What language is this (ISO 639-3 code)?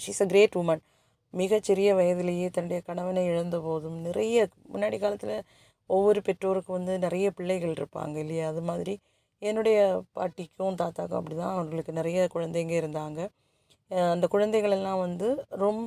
tam